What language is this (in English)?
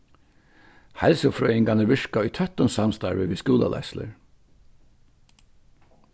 Faroese